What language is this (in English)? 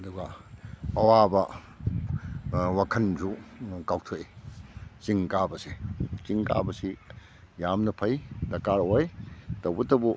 Manipuri